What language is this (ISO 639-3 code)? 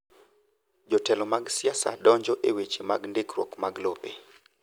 luo